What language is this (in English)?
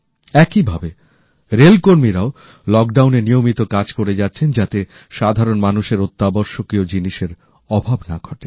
Bangla